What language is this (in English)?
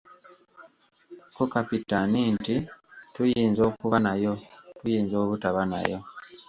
Ganda